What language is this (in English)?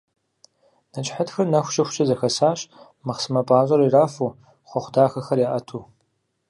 Kabardian